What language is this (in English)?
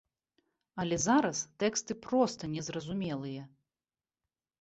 Belarusian